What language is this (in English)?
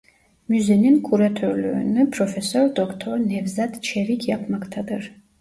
Turkish